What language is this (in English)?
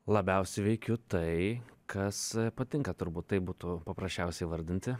Lithuanian